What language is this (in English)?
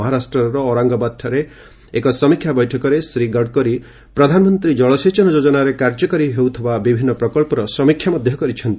Odia